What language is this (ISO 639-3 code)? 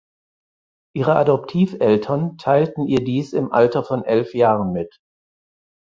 deu